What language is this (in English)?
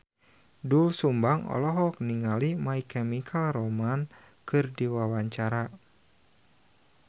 Sundanese